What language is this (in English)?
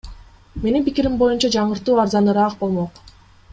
Kyrgyz